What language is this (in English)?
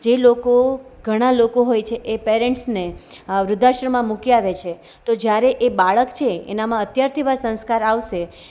Gujarati